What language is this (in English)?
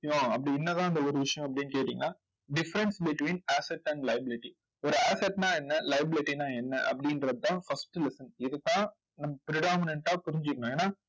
Tamil